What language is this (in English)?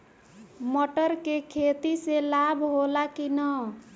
Bhojpuri